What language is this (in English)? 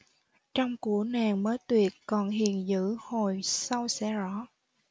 Vietnamese